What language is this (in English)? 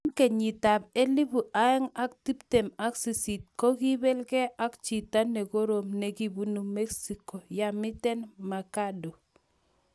Kalenjin